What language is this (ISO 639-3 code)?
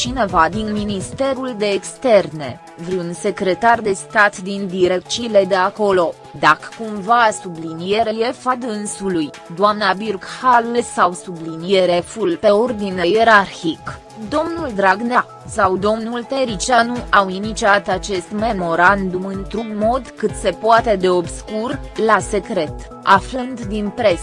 ron